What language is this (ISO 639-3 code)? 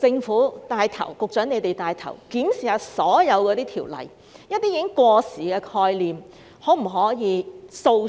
yue